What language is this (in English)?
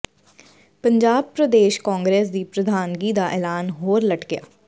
Punjabi